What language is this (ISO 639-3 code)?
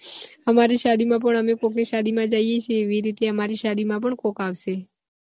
guj